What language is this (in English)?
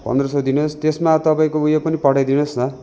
Nepali